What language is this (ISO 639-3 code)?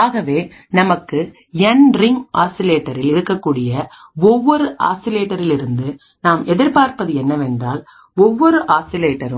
tam